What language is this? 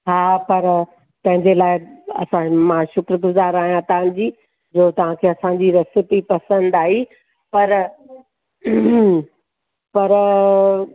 Sindhi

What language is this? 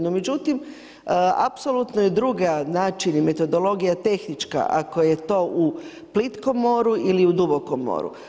Croatian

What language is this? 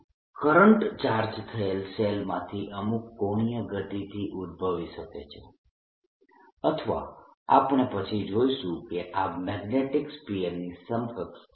Gujarati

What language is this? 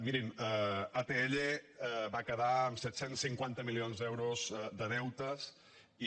Catalan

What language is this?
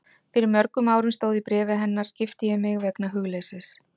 Icelandic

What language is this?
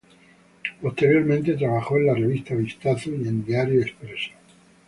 Spanish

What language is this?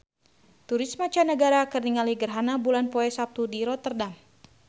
Sundanese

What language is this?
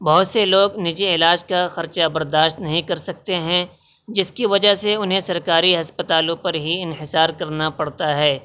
Urdu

